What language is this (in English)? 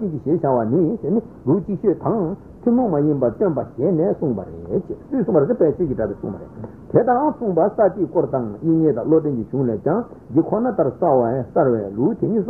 Italian